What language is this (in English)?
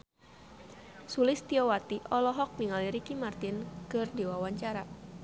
Sundanese